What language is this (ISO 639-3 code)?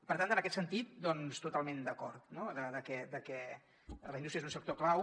cat